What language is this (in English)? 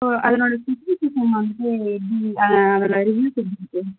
Tamil